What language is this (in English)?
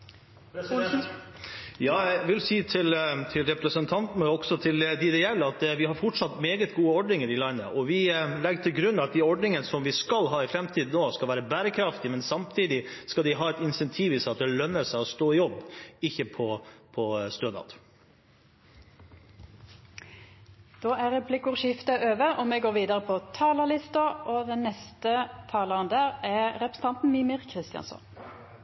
Norwegian